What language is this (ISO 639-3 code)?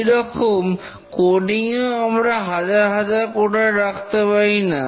ben